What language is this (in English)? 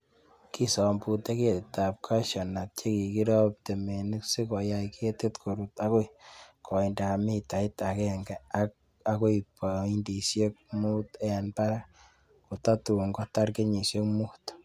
Kalenjin